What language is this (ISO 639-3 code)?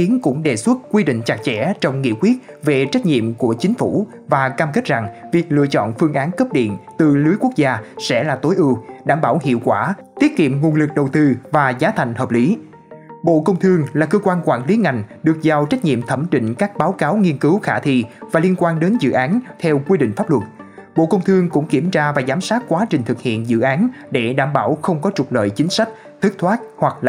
vie